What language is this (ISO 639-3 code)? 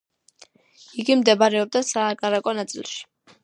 kat